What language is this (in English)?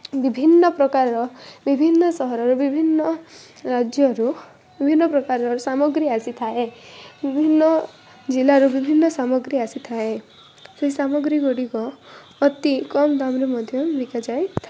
Odia